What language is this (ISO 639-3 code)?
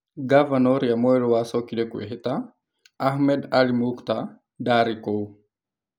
kik